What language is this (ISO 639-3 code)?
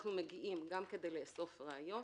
heb